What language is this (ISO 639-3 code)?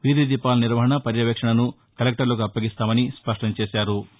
tel